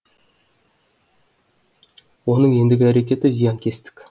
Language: Kazakh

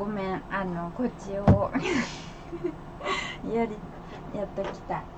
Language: Japanese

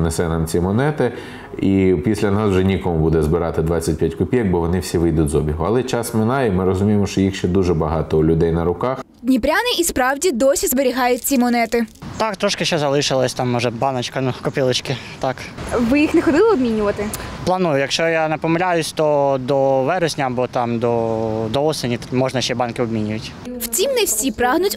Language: Ukrainian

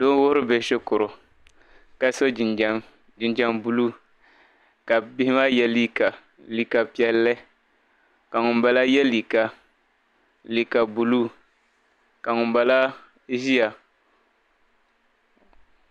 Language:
Dagbani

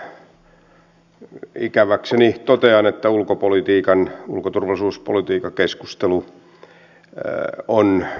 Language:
Finnish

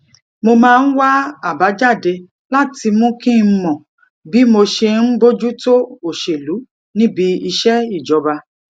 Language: Yoruba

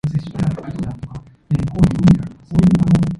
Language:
English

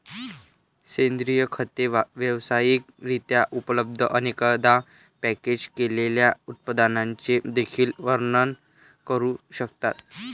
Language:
Marathi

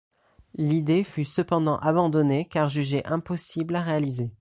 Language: French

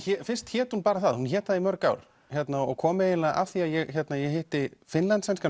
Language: Icelandic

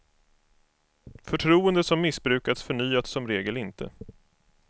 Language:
Swedish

